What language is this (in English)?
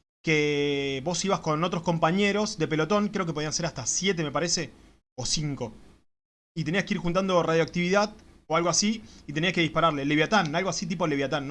Spanish